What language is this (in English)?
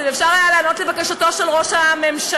Hebrew